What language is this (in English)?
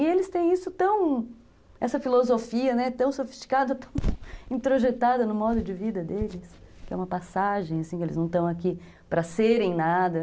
Portuguese